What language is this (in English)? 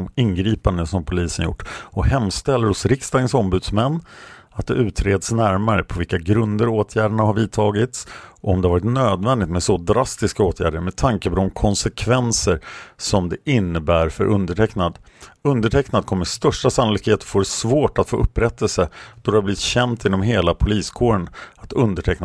Swedish